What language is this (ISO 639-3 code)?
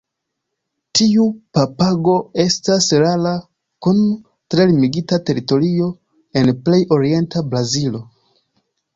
epo